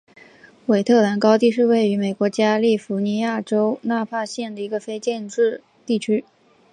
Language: Chinese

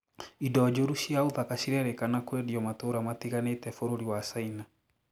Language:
Kikuyu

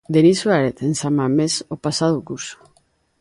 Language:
Galician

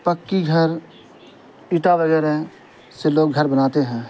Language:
Urdu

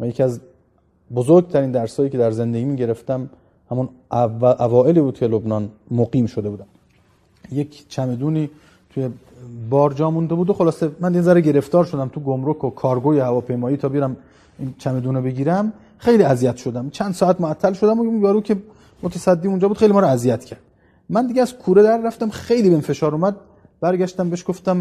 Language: Persian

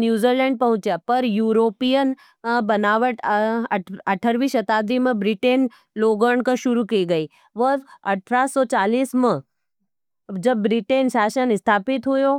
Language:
Nimadi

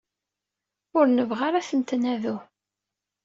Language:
Kabyle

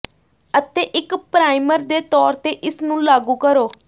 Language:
Punjabi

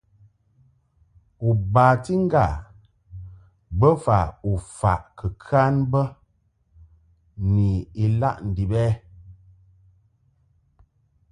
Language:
Mungaka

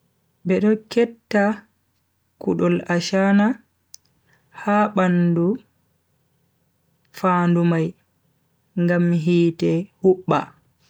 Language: Bagirmi Fulfulde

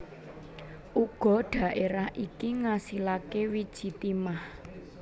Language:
Javanese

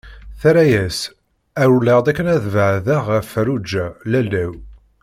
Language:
Kabyle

